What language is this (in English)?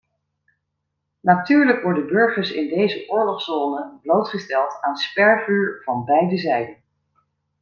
Dutch